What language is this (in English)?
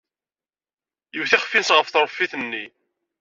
Kabyle